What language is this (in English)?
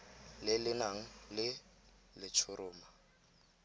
Tswana